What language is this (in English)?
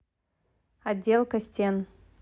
Russian